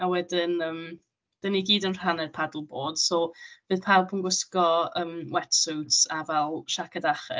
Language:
Welsh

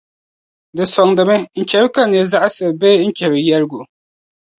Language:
Dagbani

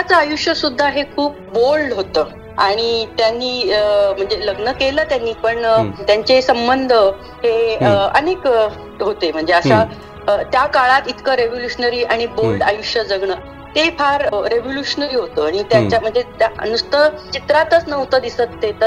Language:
Marathi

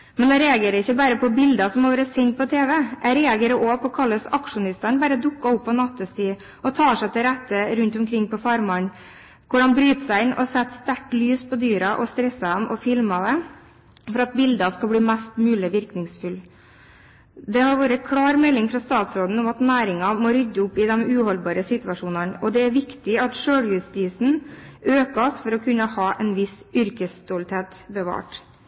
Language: Norwegian Bokmål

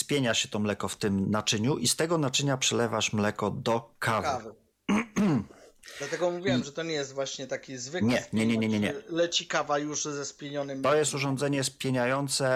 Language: Polish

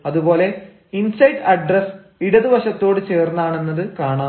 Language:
Malayalam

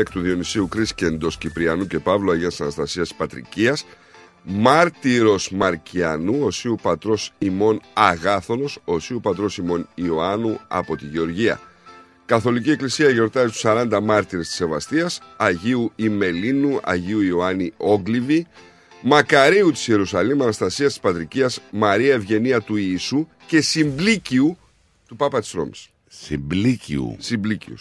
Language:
Greek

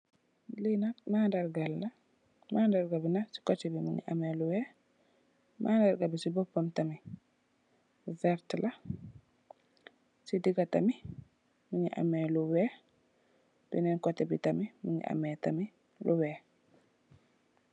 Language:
Wolof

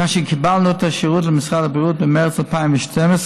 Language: Hebrew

